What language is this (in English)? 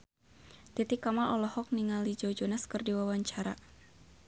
Sundanese